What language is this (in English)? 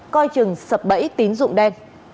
Vietnamese